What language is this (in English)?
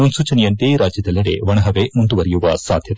Kannada